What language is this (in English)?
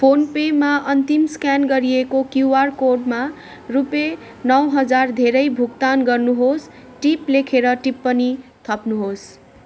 Nepali